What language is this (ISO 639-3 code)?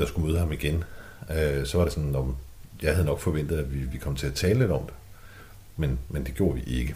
dan